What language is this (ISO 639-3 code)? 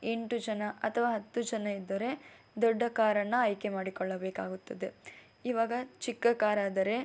kan